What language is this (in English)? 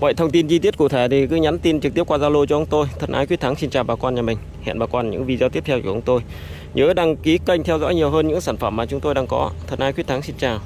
Vietnamese